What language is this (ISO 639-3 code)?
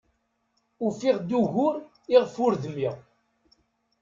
kab